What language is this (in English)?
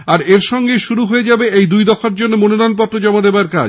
Bangla